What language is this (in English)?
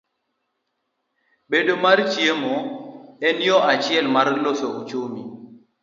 Luo (Kenya and Tanzania)